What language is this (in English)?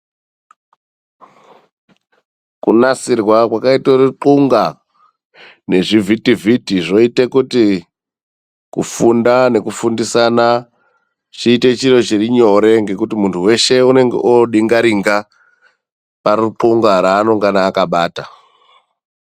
Ndau